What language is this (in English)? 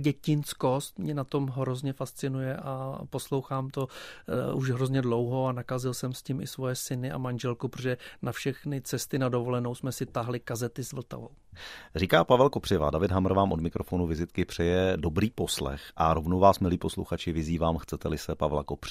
Czech